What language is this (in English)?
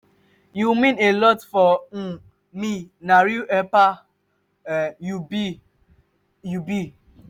Nigerian Pidgin